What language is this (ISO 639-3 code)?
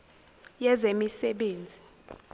zul